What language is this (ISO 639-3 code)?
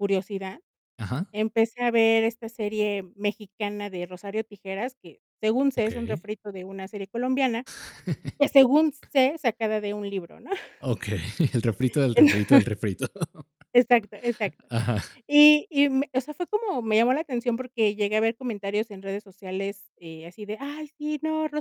spa